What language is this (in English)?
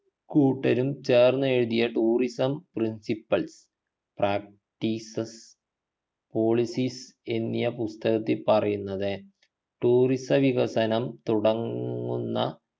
Malayalam